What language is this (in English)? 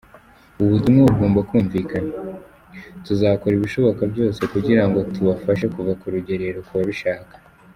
Kinyarwanda